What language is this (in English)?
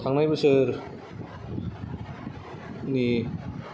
Bodo